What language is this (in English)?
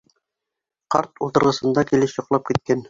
Bashkir